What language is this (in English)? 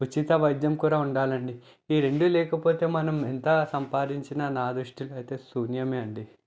Telugu